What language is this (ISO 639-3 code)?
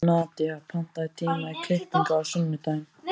isl